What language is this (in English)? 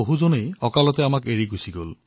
Assamese